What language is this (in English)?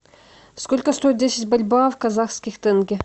Russian